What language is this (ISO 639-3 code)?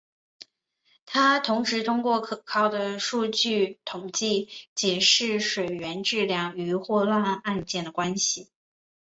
zho